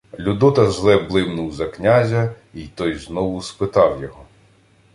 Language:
Ukrainian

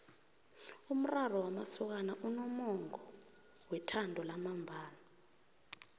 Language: South Ndebele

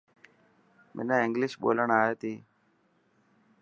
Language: Dhatki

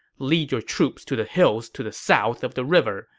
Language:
English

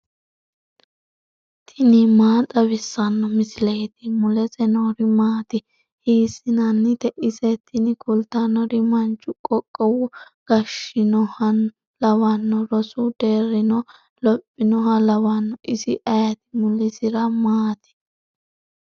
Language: Sidamo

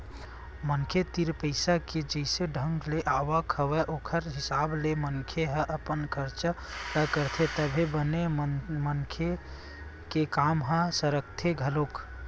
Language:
Chhattisgarhi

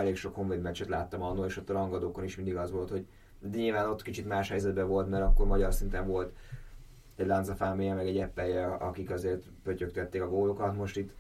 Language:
Hungarian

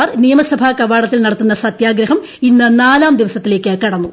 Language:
Malayalam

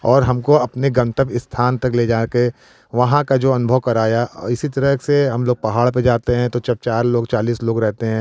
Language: Hindi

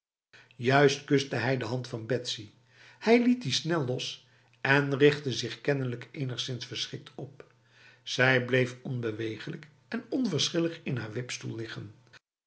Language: Dutch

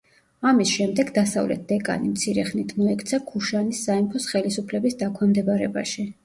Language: Georgian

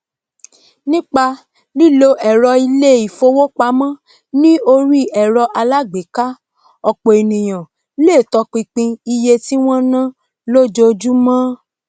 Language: Yoruba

